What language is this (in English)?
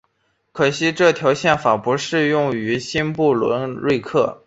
Chinese